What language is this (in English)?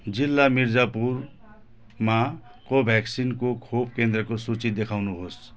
Nepali